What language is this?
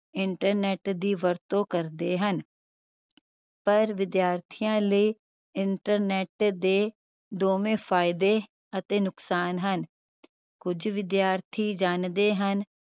Punjabi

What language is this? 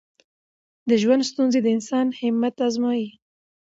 Pashto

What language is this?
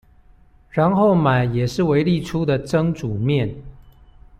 Chinese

